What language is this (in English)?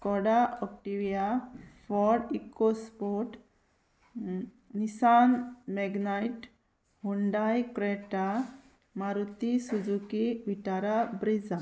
Konkani